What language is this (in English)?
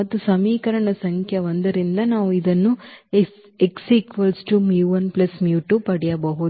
Kannada